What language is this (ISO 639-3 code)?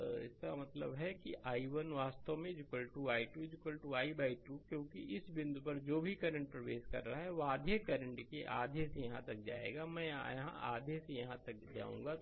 hin